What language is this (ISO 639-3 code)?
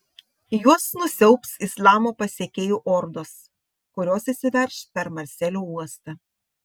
lit